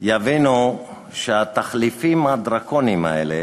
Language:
Hebrew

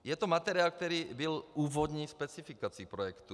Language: Czech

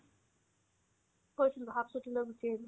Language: Assamese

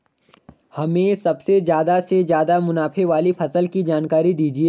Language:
Hindi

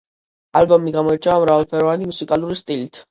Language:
Georgian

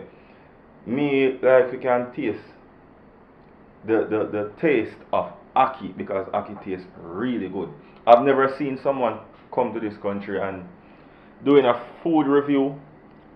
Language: English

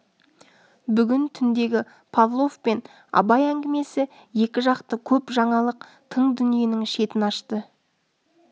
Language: Kazakh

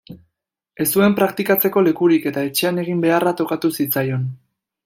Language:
Basque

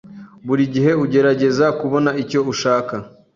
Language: Kinyarwanda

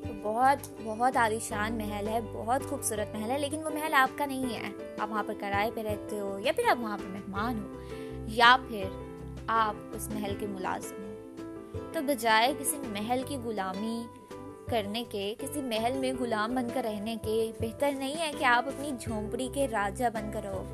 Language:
Urdu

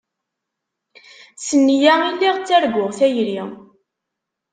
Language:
Kabyle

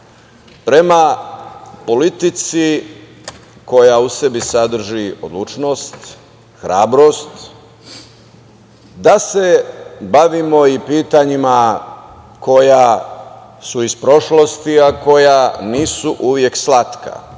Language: Serbian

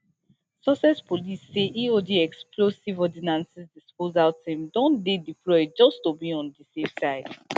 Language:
Nigerian Pidgin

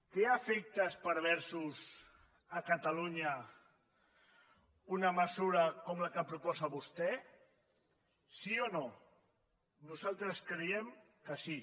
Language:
Catalan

